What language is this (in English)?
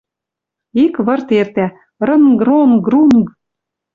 Western Mari